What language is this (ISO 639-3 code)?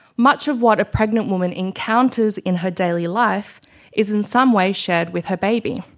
eng